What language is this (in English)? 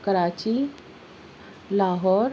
Urdu